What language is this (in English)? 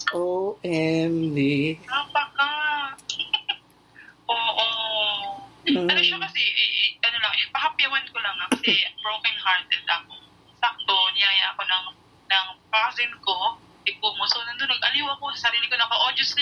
Filipino